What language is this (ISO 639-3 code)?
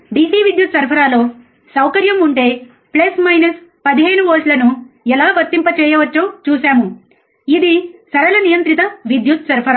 tel